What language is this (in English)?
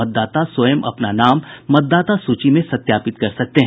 Hindi